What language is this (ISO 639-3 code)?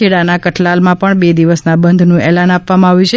guj